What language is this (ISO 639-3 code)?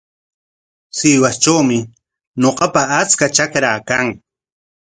qwa